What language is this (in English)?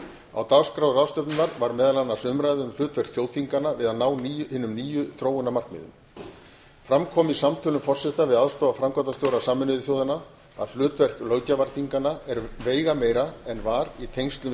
Icelandic